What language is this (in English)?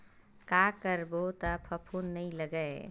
Chhattisgarhi